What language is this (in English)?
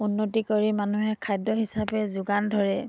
Assamese